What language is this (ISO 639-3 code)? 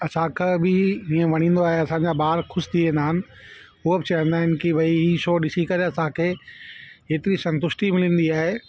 snd